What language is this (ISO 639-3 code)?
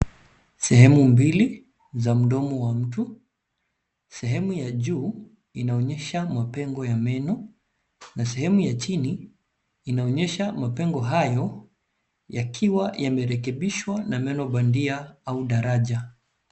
swa